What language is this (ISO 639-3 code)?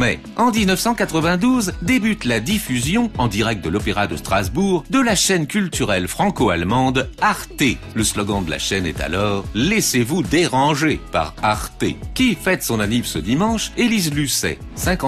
fra